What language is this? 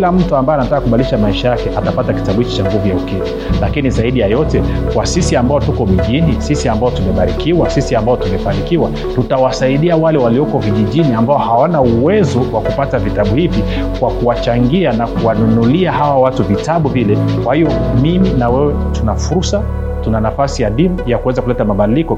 Swahili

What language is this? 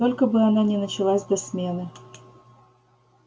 Russian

